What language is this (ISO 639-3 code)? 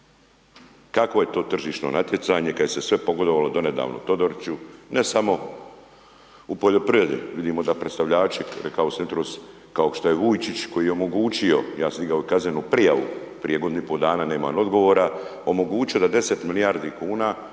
hrv